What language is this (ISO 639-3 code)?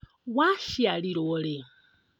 kik